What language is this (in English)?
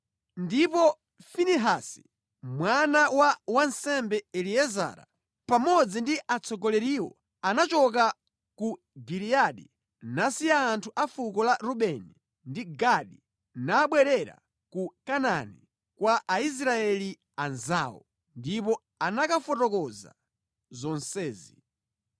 Nyanja